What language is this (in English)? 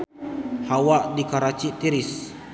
Sundanese